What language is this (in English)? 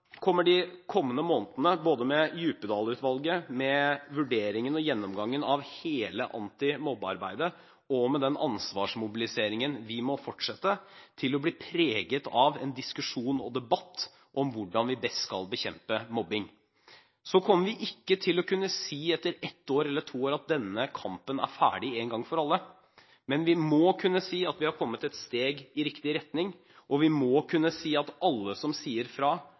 Norwegian Bokmål